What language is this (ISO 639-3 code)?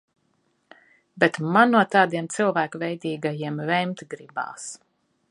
lav